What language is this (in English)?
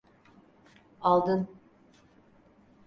Turkish